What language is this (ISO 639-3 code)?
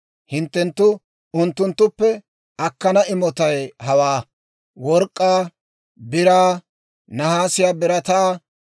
dwr